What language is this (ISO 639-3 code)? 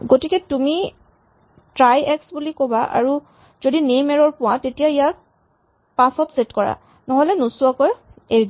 asm